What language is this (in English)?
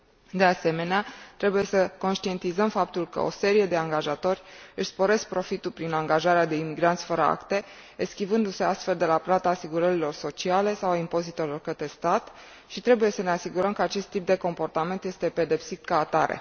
Romanian